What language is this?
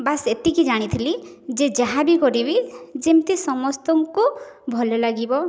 Odia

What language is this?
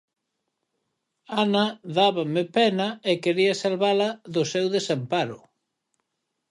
Galician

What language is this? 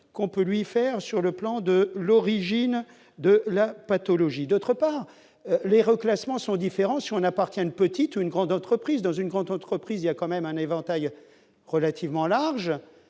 French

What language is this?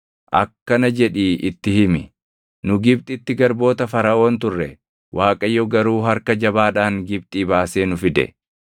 Oromo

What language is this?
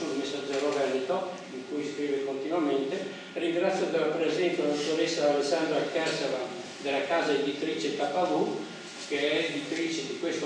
Italian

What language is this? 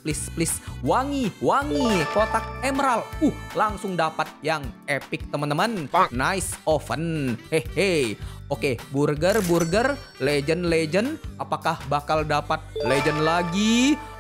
Indonesian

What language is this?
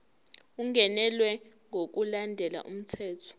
Zulu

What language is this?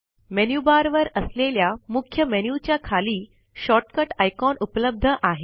Marathi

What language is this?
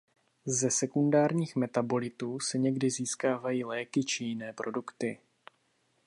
Czech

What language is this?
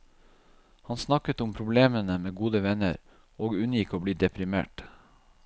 Norwegian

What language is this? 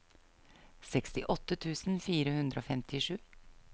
Norwegian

